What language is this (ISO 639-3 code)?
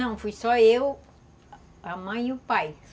por